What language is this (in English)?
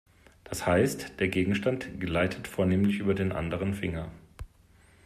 German